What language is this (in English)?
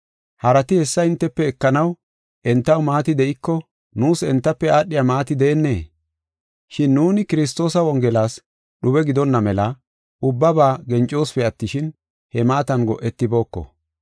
Gofa